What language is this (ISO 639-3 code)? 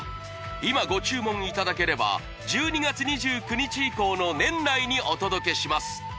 jpn